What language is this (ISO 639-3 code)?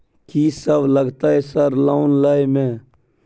mai